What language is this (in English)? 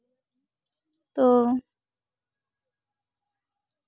Santali